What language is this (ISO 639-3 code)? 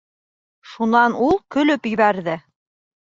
bak